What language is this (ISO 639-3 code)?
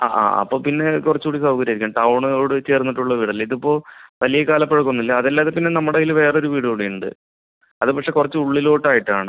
mal